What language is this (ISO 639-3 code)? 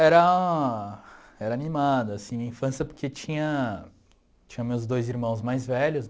por